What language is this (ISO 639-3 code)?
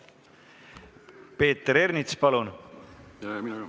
est